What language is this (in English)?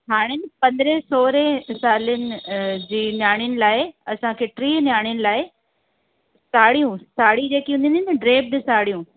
Sindhi